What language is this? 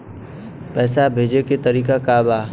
Bhojpuri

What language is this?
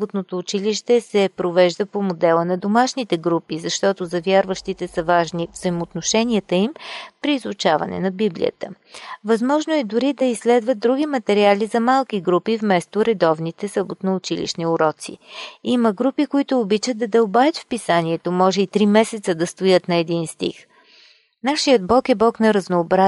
Bulgarian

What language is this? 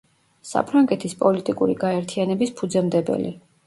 Georgian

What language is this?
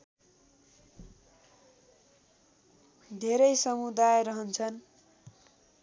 Nepali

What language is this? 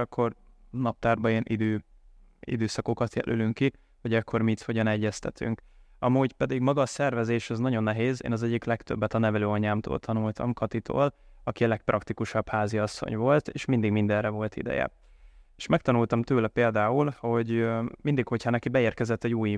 Hungarian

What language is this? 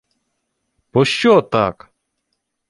Ukrainian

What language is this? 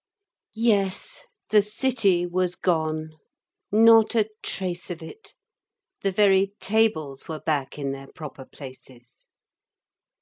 English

